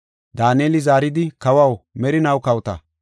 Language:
Gofa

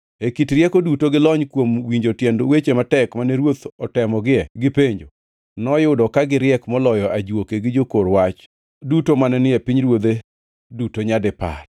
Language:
Luo (Kenya and Tanzania)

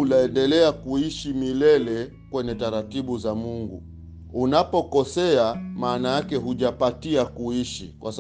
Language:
Swahili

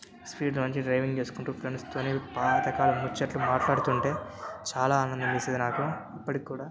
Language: Telugu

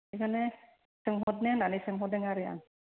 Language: Bodo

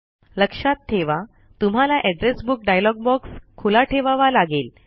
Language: Marathi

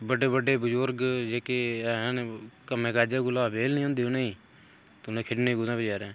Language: Dogri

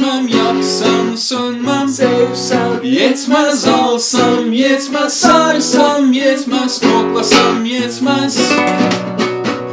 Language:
Turkish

